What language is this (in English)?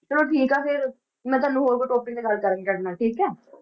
Punjabi